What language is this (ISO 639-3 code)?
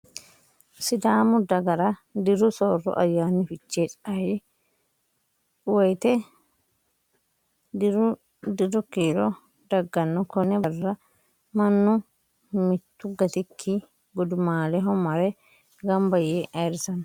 sid